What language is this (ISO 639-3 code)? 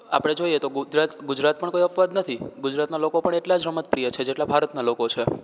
guj